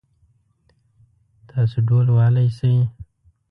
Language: Pashto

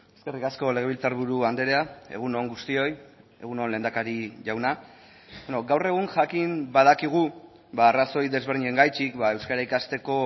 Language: Basque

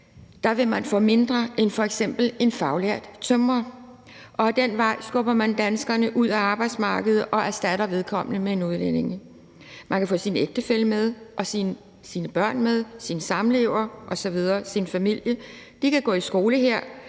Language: Danish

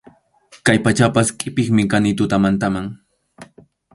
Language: Arequipa-La Unión Quechua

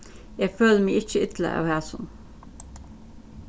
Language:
Faroese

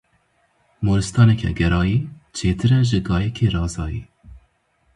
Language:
Kurdish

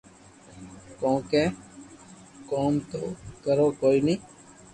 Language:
Loarki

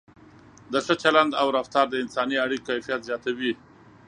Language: Pashto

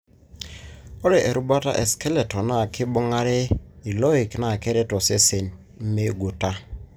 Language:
Masai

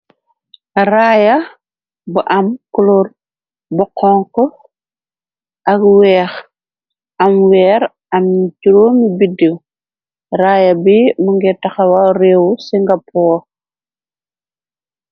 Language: Wolof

